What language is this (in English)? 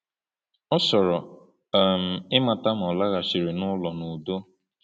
Igbo